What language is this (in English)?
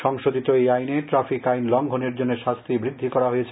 Bangla